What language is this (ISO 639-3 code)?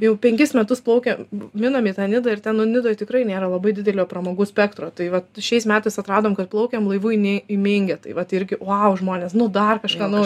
lit